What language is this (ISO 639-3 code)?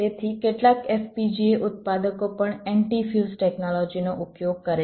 guj